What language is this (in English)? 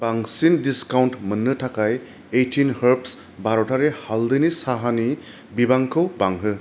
Bodo